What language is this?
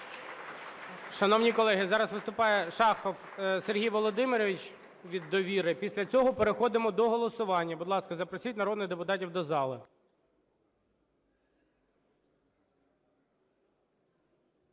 Ukrainian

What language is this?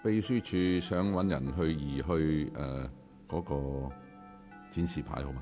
Cantonese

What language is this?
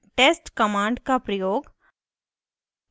Hindi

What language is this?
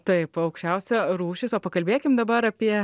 Lithuanian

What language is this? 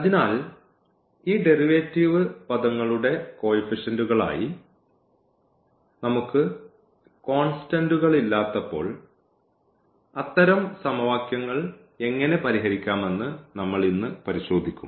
Malayalam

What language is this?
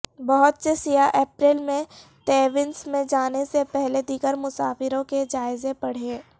Urdu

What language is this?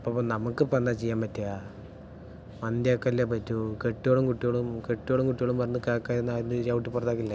Malayalam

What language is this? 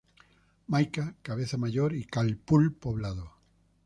Spanish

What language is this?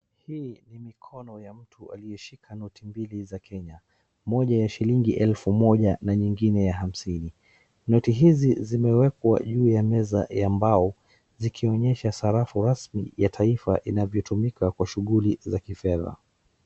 Swahili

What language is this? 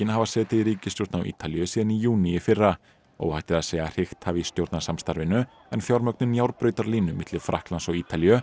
Icelandic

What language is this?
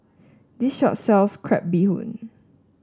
English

